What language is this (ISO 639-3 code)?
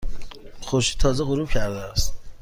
fas